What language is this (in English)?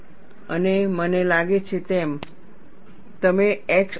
Gujarati